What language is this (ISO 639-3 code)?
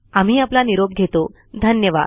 mar